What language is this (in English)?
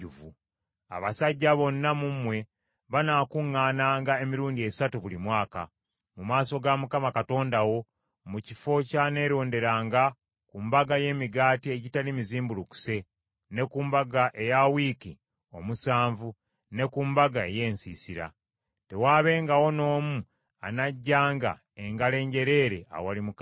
Ganda